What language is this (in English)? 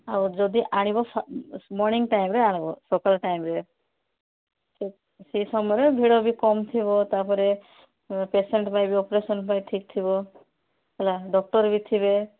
Odia